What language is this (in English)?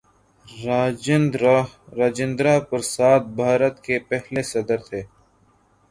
Urdu